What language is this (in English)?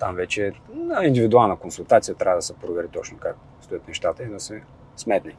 Bulgarian